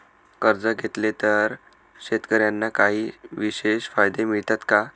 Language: Marathi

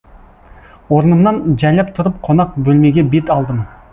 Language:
Kazakh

